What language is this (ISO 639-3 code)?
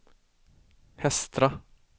swe